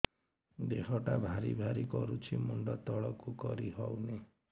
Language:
Odia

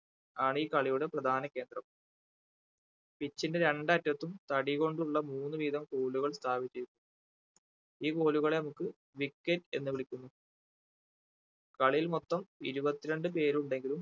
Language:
Malayalam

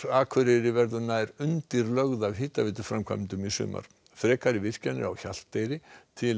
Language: Icelandic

